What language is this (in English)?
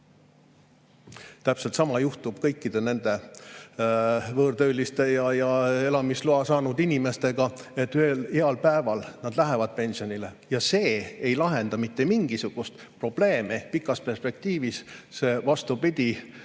Estonian